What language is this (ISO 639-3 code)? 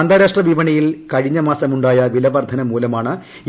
mal